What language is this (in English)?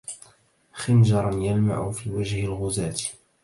Arabic